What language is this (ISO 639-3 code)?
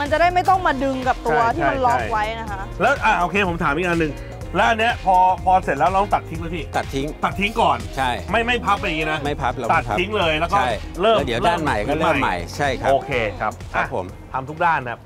tha